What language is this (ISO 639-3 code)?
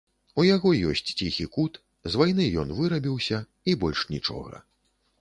bel